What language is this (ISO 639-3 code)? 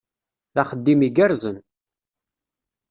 kab